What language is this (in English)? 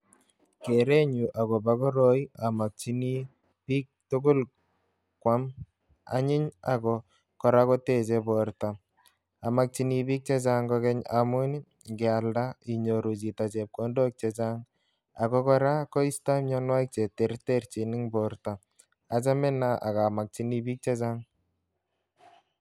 Kalenjin